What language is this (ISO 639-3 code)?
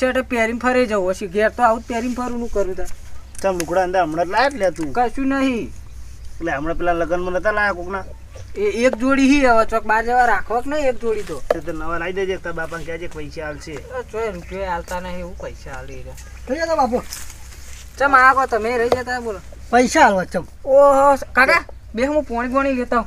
ron